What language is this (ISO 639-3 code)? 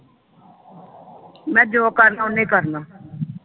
pan